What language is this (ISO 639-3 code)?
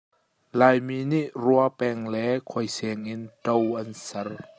cnh